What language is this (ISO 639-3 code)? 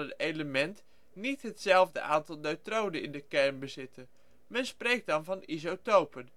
nld